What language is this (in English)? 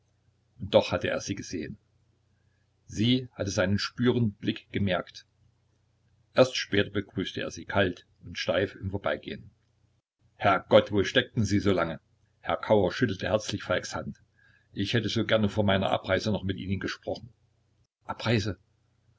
German